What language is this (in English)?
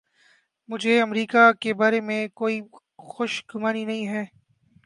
Urdu